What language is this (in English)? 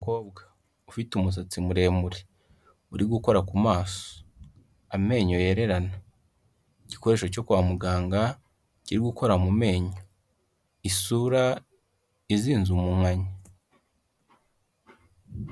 Kinyarwanda